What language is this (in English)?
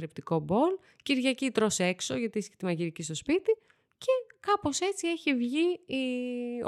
Greek